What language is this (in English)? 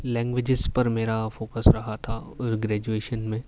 Urdu